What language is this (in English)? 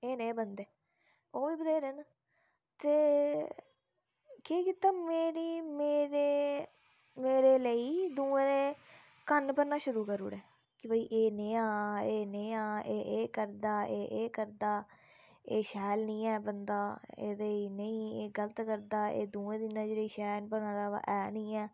Dogri